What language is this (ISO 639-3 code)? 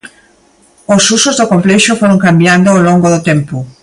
glg